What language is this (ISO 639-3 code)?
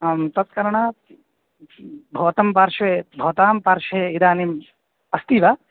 san